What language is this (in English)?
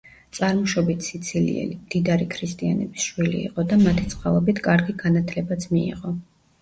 Georgian